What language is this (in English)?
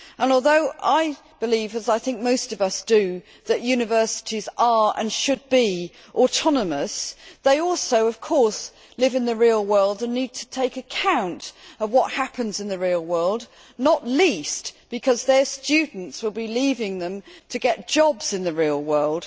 English